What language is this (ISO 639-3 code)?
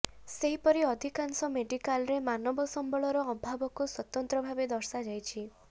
ori